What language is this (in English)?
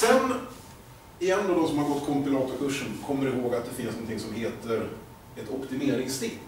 Swedish